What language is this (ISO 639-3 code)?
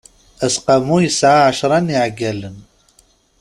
kab